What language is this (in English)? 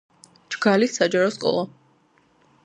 Georgian